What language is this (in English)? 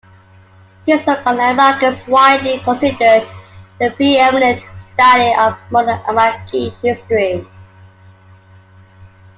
English